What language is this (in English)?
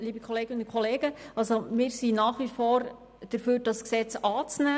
Swiss German